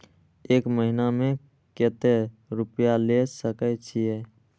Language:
Maithili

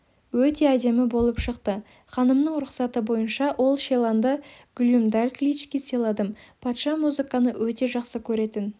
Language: Kazakh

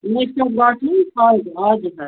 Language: Nepali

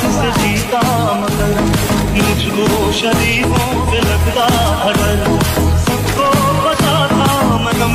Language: Romanian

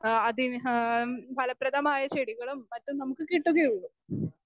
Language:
Malayalam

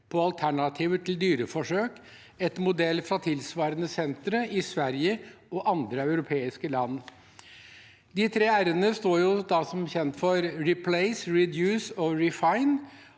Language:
Norwegian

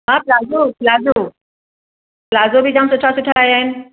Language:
Sindhi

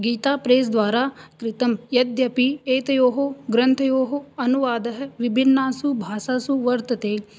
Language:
Sanskrit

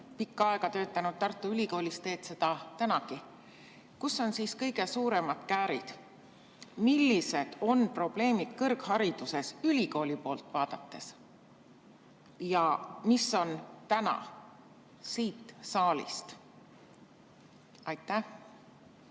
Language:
Estonian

